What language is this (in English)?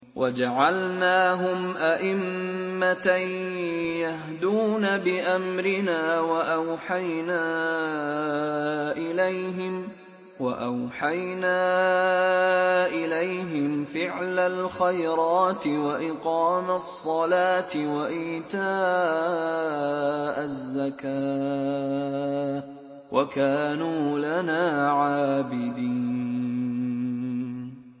Arabic